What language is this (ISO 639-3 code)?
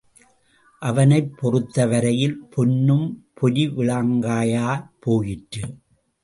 tam